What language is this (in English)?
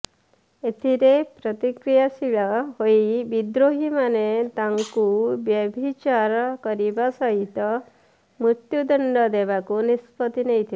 Odia